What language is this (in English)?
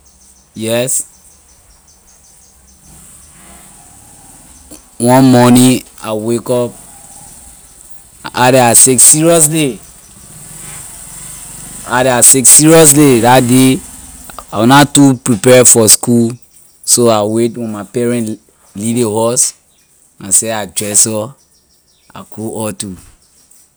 Liberian English